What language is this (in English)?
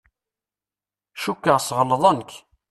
Kabyle